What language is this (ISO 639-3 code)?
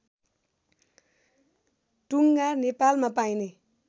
nep